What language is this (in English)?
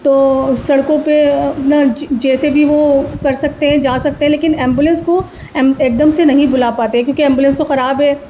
Urdu